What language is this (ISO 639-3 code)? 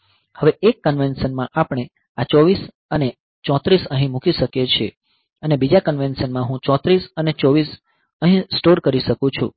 guj